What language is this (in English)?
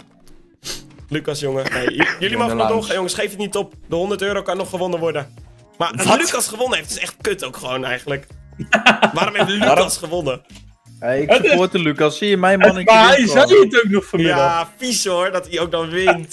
Dutch